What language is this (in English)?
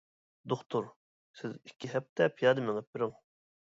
Uyghur